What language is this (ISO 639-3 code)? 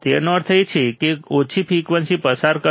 guj